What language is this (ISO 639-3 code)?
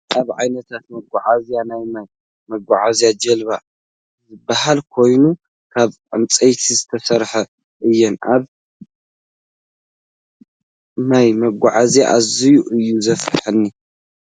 tir